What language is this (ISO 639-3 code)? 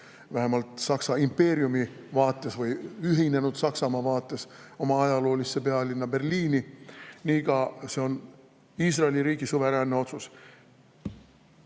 est